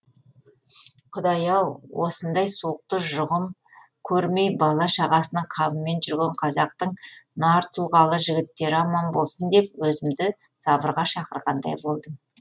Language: Kazakh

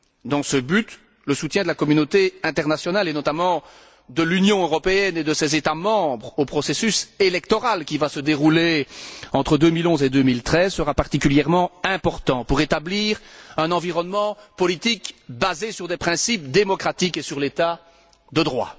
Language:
French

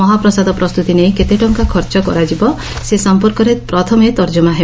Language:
Odia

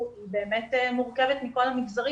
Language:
Hebrew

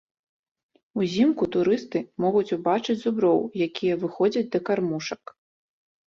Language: Belarusian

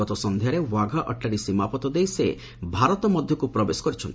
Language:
Odia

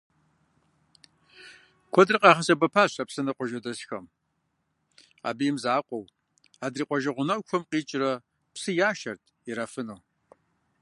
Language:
Kabardian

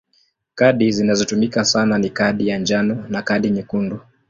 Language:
Swahili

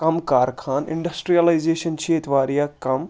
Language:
Kashmiri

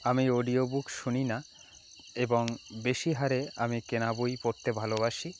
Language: Bangla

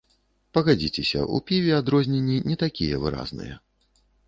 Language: Belarusian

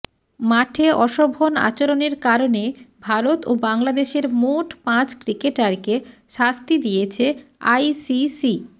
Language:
Bangla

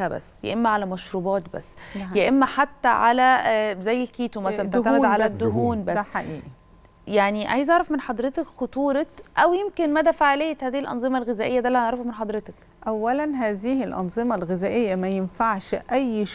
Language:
Arabic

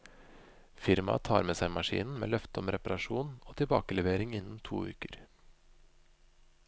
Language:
Norwegian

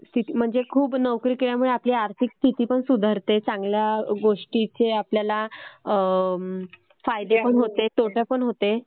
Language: Marathi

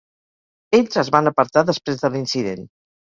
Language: Catalan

